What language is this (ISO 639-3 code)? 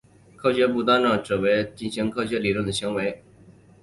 zho